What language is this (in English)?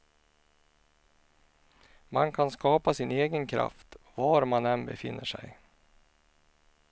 Swedish